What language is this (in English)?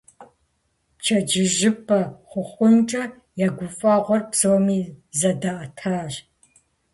Kabardian